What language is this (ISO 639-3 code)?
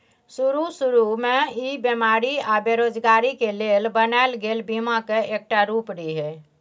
mai